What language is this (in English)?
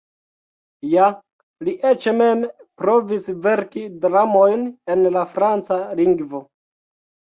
Esperanto